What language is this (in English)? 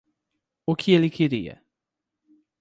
Portuguese